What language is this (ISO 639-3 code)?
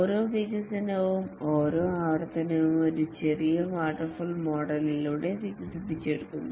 mal